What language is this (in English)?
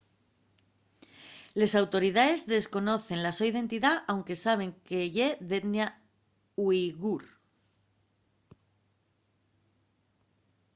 Asturian